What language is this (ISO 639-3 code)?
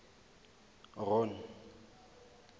tsn